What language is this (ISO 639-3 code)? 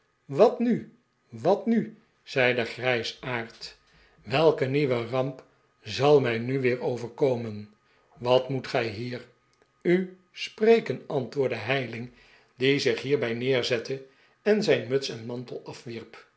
nld